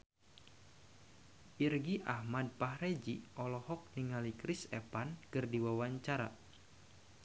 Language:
Sundanese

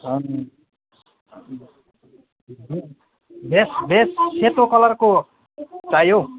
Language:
Nepali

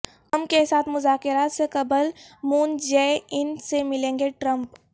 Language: Urdu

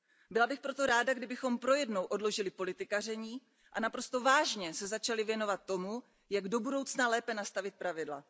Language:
Czech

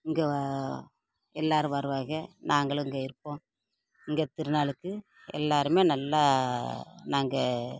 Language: Tamil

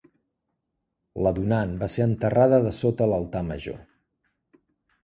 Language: Catalan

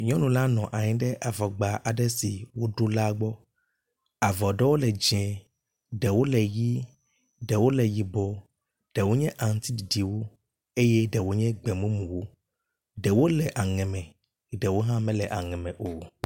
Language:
Ewe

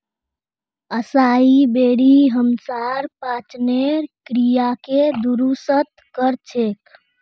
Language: Magahi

